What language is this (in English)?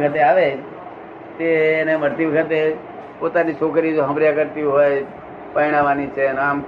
Gujarati